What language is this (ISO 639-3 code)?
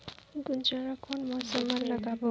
hne